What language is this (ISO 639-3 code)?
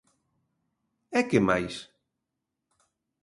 glg